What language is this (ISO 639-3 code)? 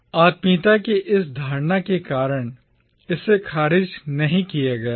hin